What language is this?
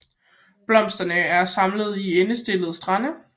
Danish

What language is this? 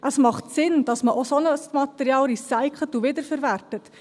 Swiss German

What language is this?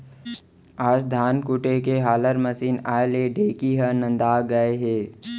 Chhattisgarhi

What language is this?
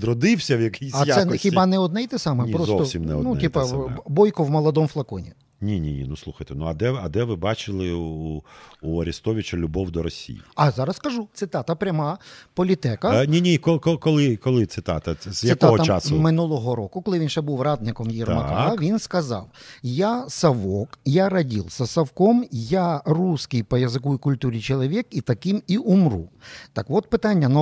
Ukrainian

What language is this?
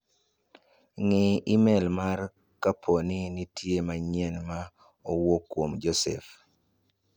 Luo (Kenya and Tanzania)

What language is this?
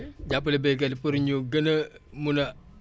Wolof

